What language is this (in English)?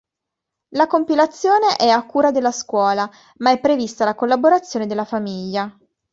Italian